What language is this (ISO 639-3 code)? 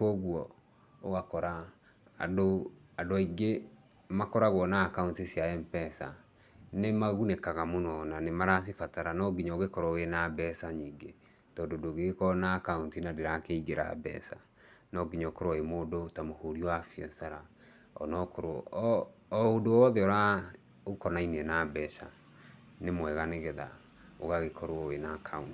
kik